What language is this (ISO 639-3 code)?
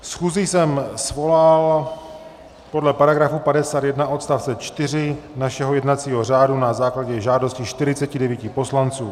ces